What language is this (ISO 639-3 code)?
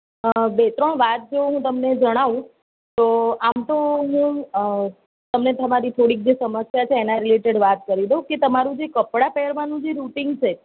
guj